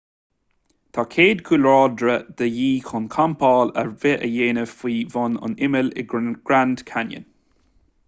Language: Irish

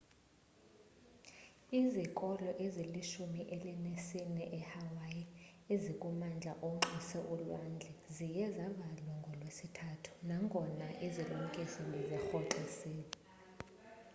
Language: Xhosa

